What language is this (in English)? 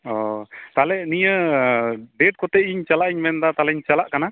Santali